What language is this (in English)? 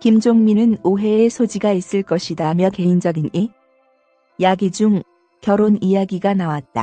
Korean